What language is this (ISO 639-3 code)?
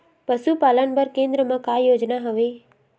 hne